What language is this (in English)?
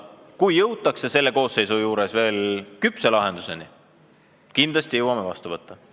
Estonian